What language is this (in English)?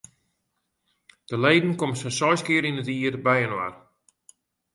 Western Frisian